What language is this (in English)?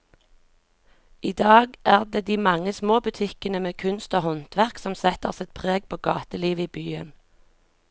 Norwegian